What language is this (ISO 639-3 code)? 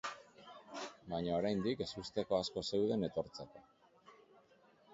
eus